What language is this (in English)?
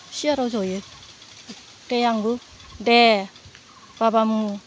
Bodo